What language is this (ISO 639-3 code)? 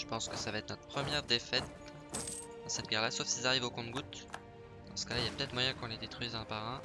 fra